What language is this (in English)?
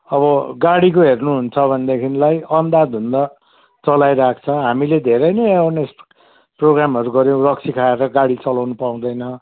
Nepali